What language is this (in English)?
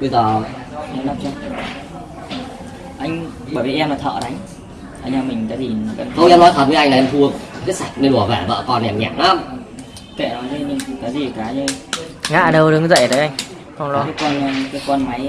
Vietnamese